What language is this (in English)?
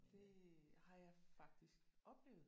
Danish